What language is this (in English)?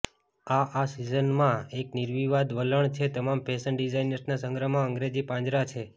Gujarati